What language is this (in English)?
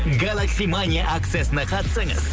Kazakh